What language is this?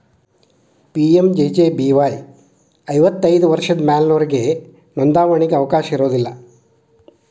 Kannada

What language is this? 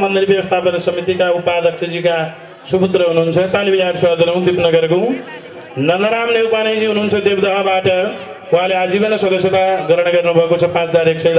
Arabic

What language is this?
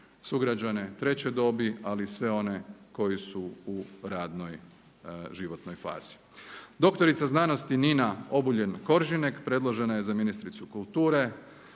Croatian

